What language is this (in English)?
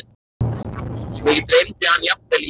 Icelandic